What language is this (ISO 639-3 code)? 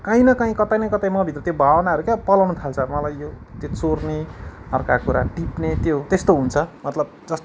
nep